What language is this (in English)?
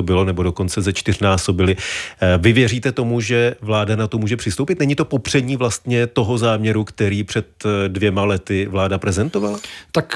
Czech